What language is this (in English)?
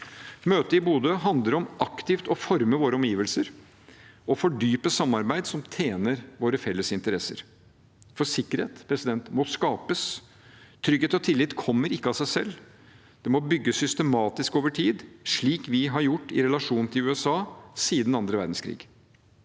Norwegian